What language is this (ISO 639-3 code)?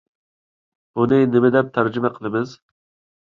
uig